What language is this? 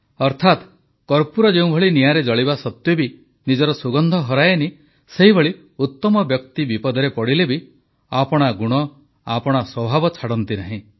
Odia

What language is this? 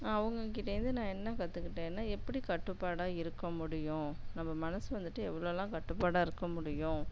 Tamil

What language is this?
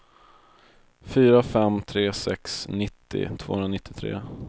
Swedish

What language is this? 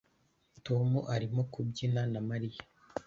Kinyarwanda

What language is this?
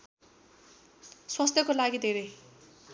Nepali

